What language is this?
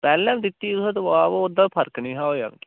Dogri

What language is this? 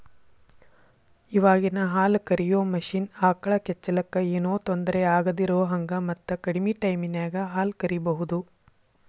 Kannada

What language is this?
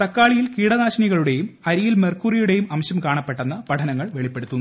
Malayalam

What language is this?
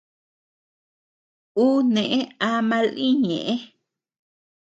Tepeuxila Cuicatec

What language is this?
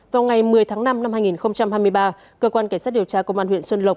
Vietnamese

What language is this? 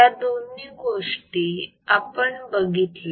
Marathi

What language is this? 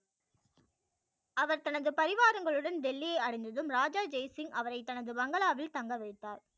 Tamil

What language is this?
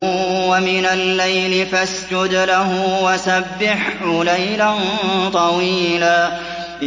Arabic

